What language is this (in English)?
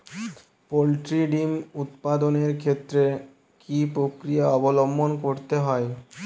Bangla